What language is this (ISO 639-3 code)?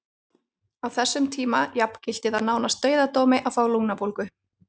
isl